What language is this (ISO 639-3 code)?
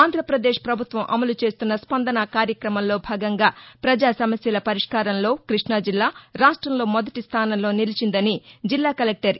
tel